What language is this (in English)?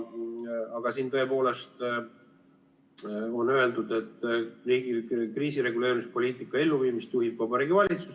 Estonian